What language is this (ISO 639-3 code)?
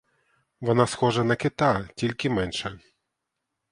ukr